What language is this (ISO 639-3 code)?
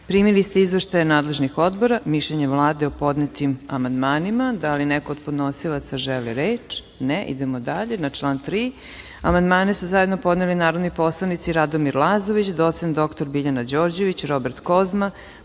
srp